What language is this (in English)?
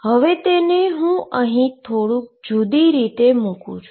Gujarati